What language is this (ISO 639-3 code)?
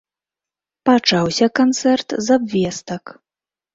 bel